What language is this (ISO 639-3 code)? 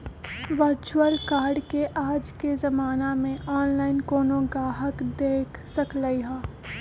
mag